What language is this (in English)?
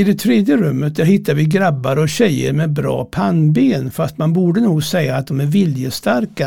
Swedish